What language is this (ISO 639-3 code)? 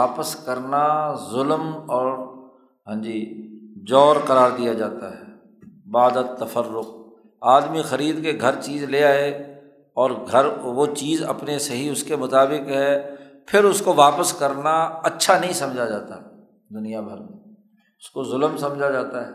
urd